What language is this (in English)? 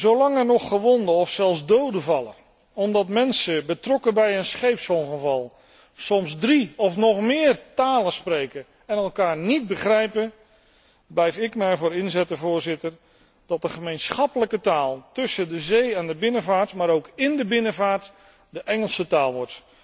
Dutch